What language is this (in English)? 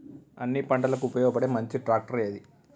Telugu